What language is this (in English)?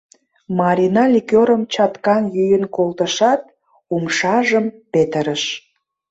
Mari